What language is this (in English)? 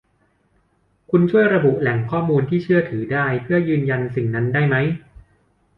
Thai